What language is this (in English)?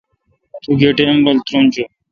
Kalkoti